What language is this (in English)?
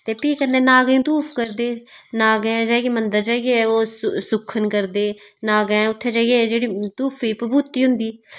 Dogri